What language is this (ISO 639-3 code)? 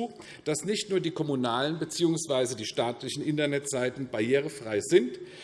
deu